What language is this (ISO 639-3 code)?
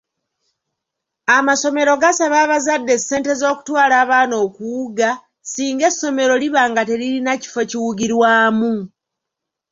lug